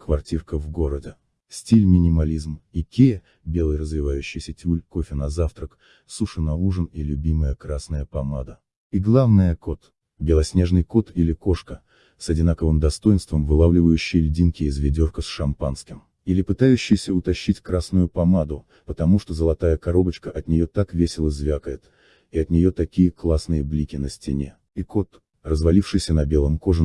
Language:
Russian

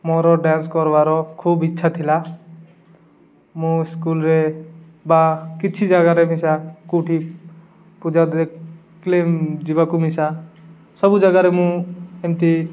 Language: Odia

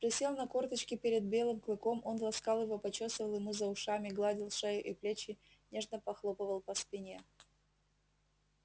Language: Russian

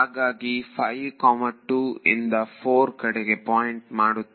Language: Kannada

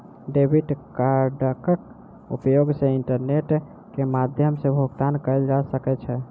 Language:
Maithili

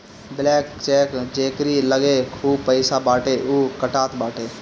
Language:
Bhojpuri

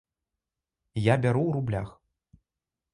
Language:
Belarusian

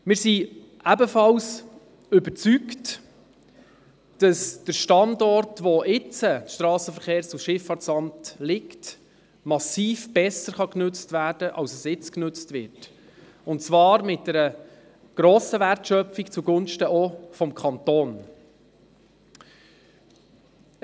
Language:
Swiss German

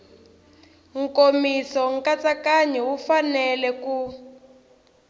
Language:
Tsonga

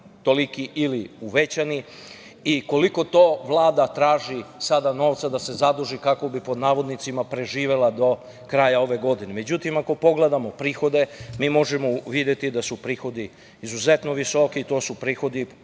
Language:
Serbian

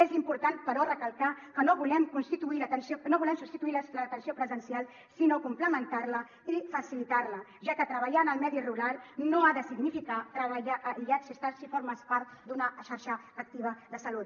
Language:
Catalan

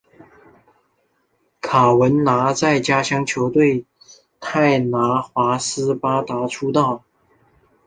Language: Chinese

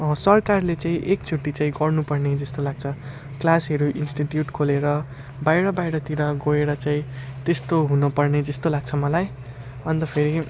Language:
Nepali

